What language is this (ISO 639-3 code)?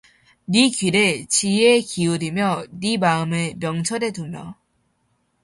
kor